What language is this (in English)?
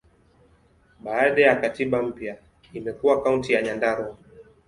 Swahili